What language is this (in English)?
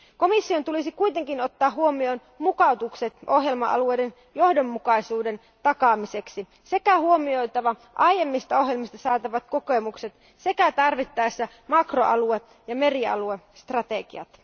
Finnish